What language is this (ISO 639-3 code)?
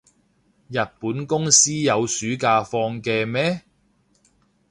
yue